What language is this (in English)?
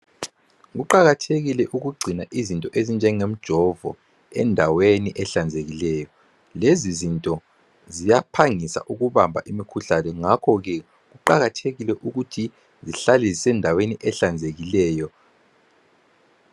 North Ndebele